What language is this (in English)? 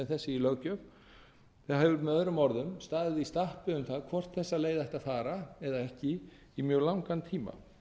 Icelandic